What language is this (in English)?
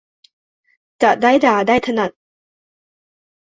Thai